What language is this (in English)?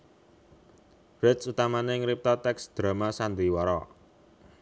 Javanese